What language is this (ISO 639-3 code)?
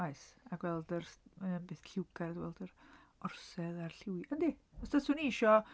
cym